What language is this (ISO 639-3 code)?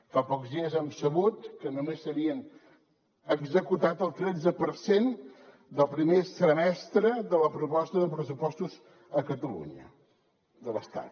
cat